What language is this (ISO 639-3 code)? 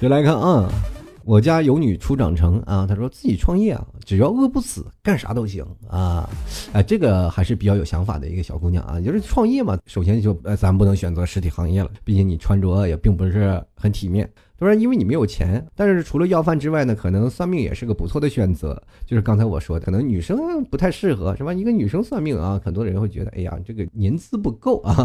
zho